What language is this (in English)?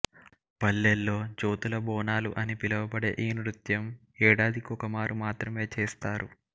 Telugu